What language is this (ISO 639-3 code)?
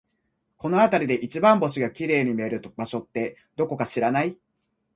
jpn